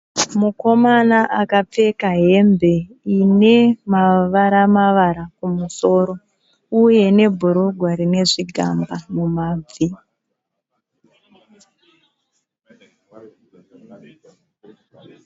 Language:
Shona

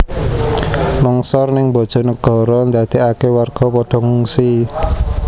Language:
Javanese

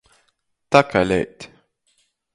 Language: Latgalian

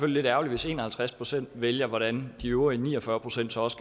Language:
Danish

